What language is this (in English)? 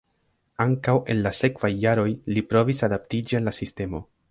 Esperanto